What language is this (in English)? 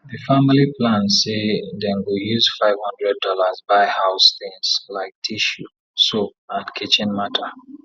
Nigerian Pidgin